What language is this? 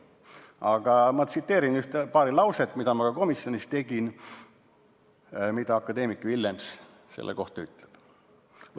Estonian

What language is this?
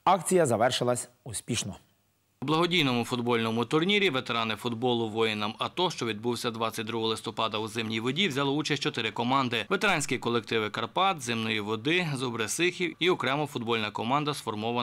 Ukrainian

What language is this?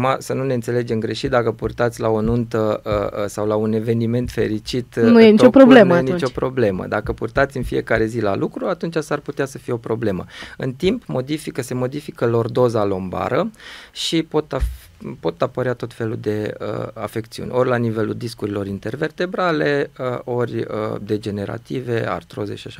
Romanian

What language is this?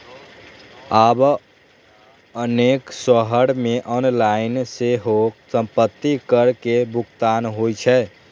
Maithili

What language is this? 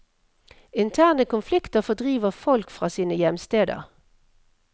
Norwegian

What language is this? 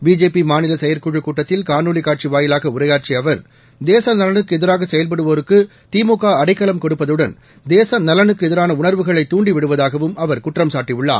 Tamil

